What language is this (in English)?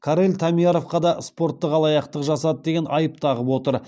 Kazakh